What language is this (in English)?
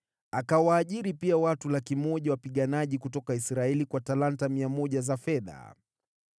Swahili